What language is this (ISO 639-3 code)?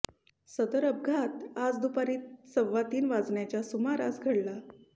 mar